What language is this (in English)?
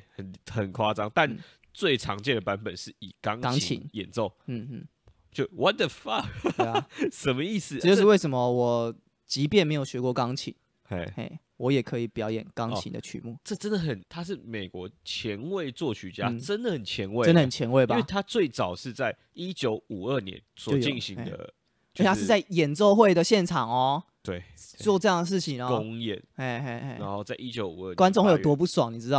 Chinese